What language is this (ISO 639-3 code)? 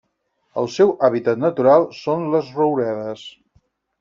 cat